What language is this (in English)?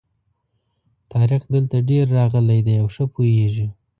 Pashto